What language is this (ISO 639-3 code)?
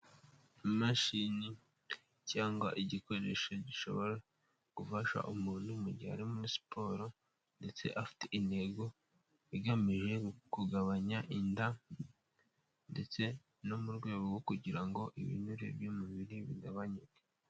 kin